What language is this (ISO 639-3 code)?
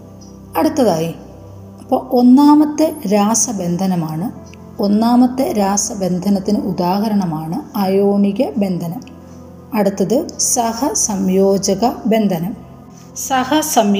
mal